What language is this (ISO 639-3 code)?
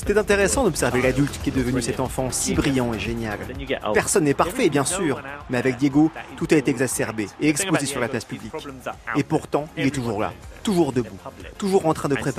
fra